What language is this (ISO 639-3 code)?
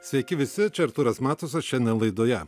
lit